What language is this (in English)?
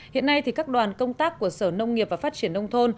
Vietnamese